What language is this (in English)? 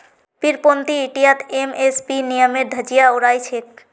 Magahi